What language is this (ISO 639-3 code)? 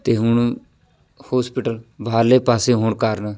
pan